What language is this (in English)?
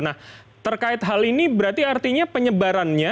Indonesian